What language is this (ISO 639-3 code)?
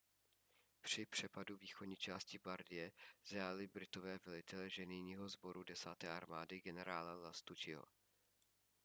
ces